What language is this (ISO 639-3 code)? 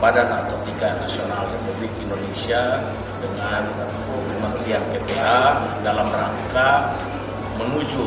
ind